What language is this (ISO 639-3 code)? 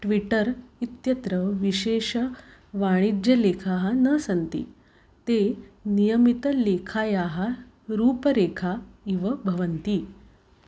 san